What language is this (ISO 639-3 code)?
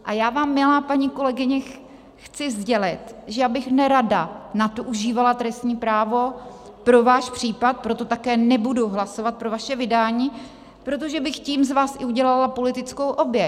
ces